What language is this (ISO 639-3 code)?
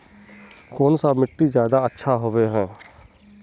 mag